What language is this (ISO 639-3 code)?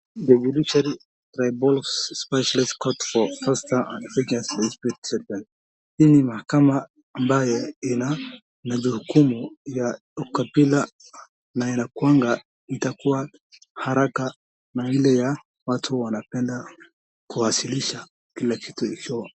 swa